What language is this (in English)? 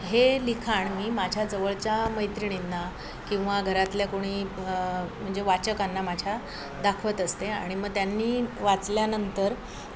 Marathi